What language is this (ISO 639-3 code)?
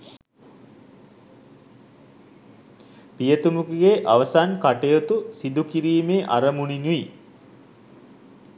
sin